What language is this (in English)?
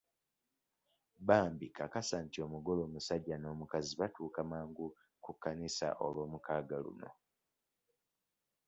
Ganda